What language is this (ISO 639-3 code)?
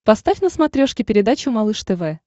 rus